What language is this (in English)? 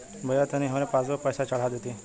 Bhojpuri